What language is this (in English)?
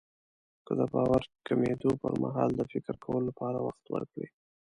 Pashto